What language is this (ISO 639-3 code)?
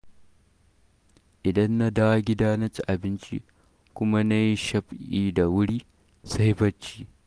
hau